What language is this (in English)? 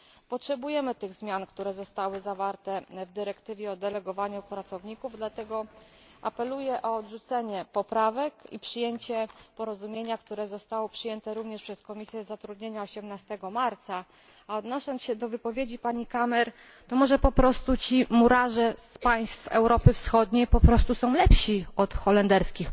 Polish